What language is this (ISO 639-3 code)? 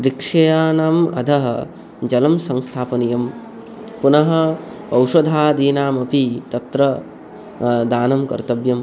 san